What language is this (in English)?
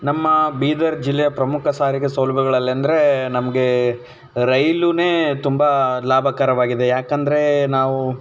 Kannada